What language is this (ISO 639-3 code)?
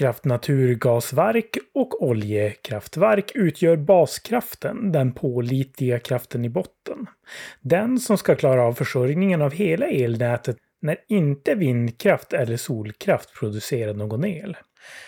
swe